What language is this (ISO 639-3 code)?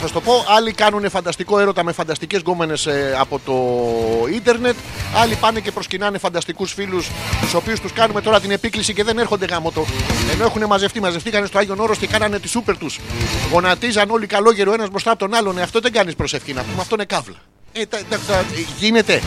ell